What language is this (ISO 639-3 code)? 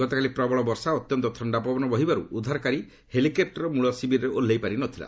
ori